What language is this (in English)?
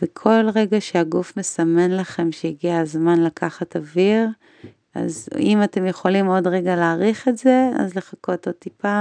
Hebrew